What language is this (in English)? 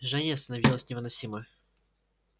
Russian